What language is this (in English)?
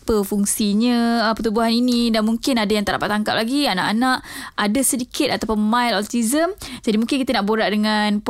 Malay